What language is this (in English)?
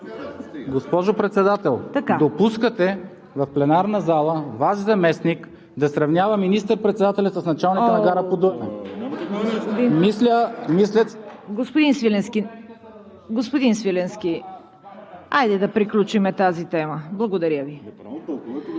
Bulgarian